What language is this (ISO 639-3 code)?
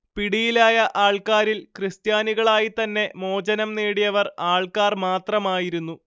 mal